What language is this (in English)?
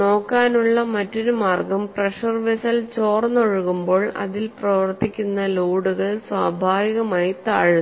Malayalam